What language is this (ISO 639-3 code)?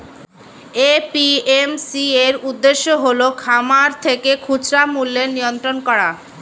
ben